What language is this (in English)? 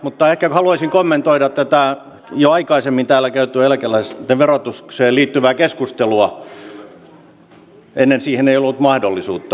Finnish